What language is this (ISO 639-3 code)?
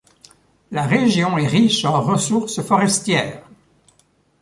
fra